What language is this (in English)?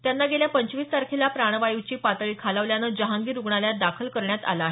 Marathi